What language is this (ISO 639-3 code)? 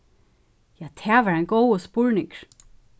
fao